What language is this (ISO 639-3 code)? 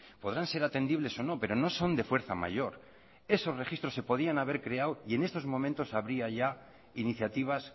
spa